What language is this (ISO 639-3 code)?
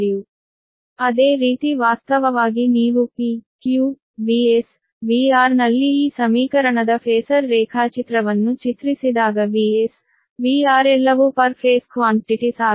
kan